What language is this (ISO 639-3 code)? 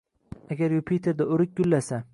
uzb